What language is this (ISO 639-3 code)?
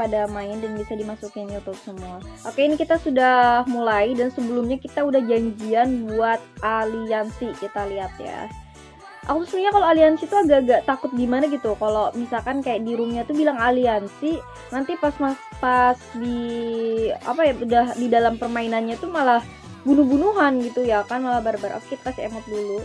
ind